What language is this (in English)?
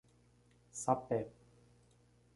Portuguese